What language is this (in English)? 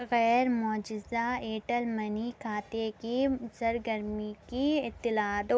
Urdu